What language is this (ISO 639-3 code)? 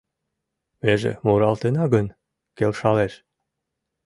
chm